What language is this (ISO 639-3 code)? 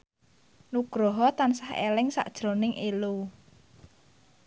jav